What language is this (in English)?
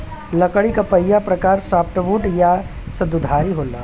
Bhojpuri